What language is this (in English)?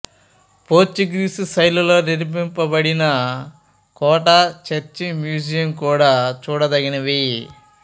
Telugu